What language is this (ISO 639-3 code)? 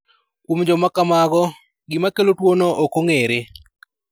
luo